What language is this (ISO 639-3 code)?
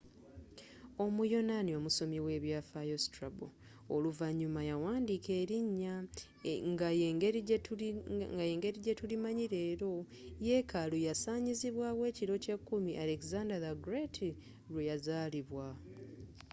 lug